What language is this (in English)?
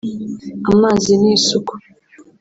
Kinyarwanda